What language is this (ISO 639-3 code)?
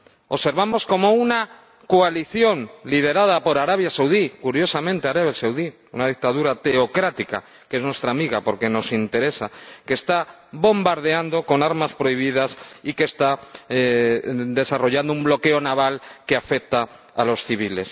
spa